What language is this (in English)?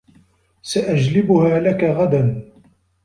Arabic